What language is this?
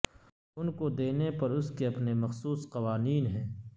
Urdu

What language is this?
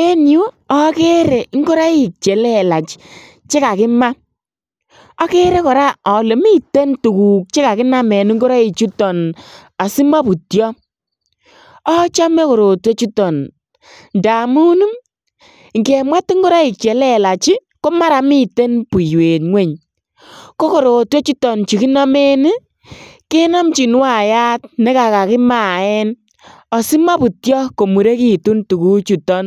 Kalenjin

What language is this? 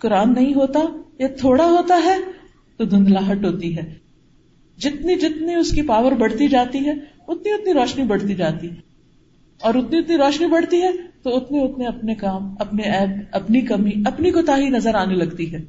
Urdu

